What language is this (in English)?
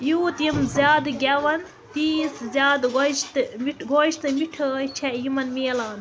Kashmiri